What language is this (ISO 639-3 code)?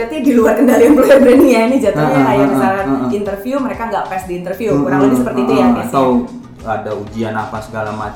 ind